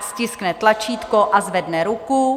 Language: Czech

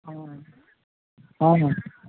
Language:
Maithili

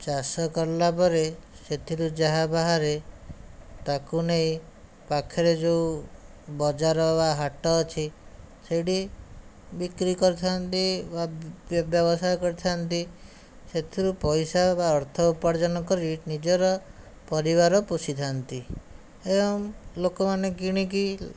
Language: Odia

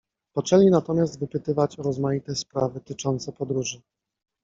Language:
Polish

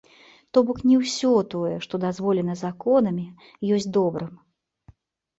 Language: Belarusian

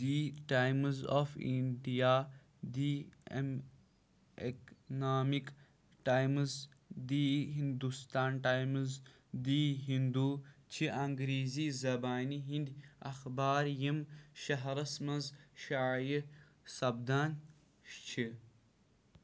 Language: Kashmiri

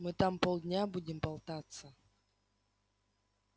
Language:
Russian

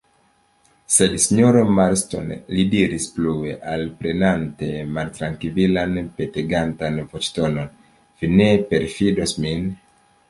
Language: Esperanto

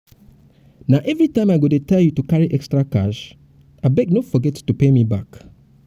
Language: Nigerian Pidgin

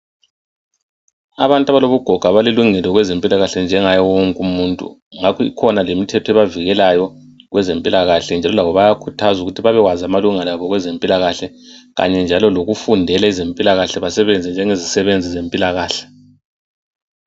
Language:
North Ndebele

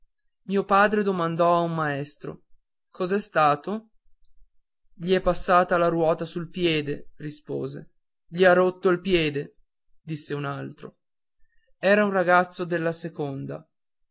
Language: Italian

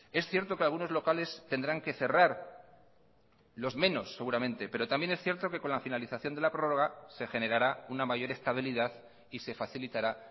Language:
Spanish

